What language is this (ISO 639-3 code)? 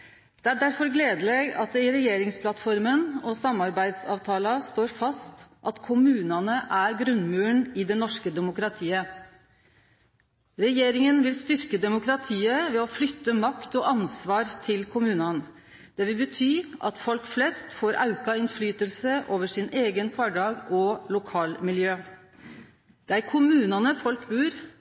nno